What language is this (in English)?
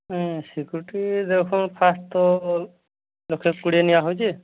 Odia